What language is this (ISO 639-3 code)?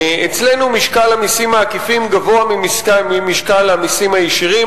heb